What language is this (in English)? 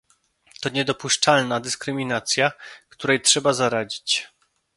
Polish